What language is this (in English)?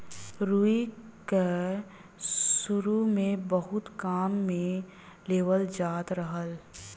Bhojpuri